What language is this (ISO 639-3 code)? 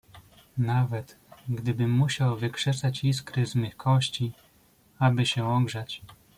pol